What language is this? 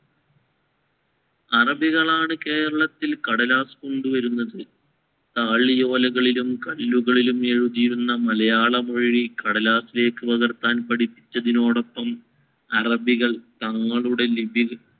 Malayalam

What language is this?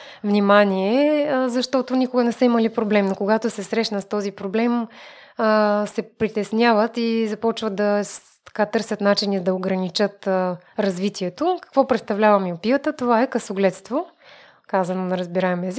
Bulgarian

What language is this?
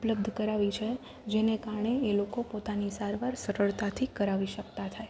Gujarati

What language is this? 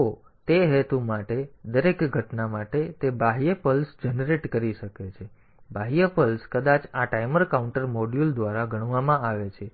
Gujarati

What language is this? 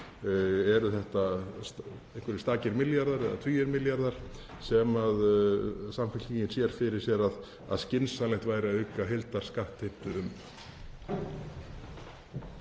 Icelandic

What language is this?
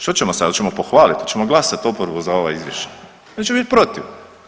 Croatian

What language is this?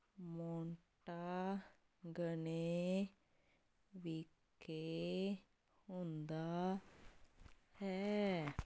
Punjabi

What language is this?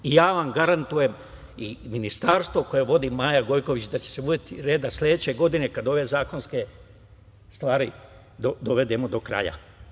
Serbian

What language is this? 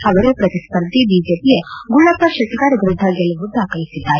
Kannada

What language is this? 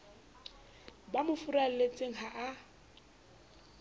Southern Sotho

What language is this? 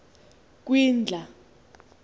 Xhosa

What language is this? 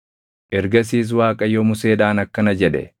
Oromo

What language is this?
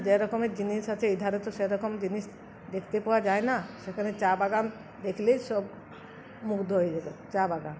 Bangla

